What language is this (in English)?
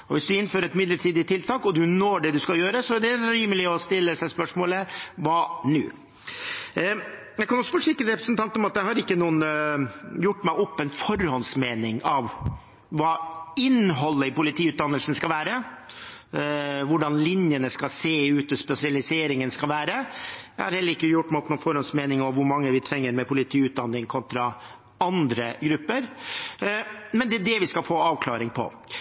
Norwegian Bokmål